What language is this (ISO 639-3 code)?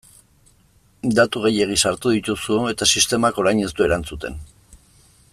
eus